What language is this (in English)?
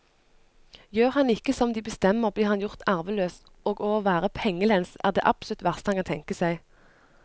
Norwegian